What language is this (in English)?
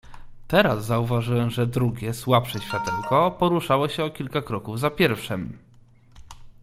Polish